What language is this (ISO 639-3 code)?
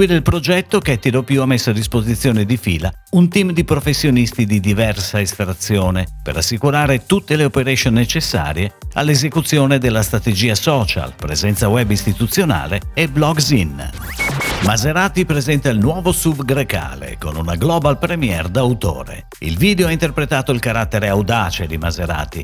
ita